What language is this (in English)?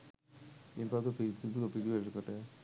Sinhala